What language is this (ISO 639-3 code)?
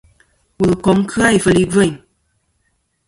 bkm